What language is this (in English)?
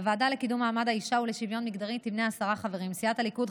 Hebrew